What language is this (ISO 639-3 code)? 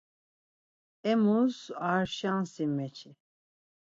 lzz